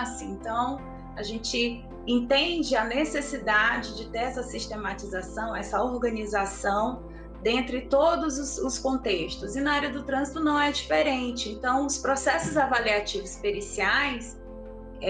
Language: Portuguese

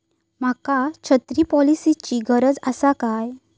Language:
Marathi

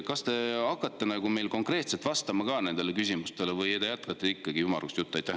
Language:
Estonian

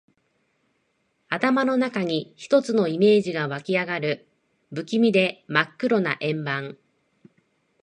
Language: Japanese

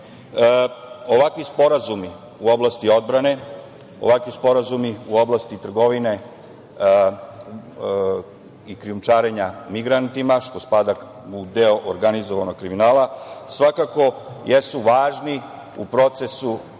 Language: Serbian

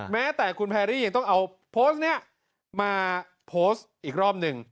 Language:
Thai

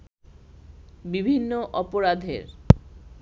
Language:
Bangla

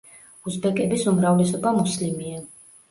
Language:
Georgian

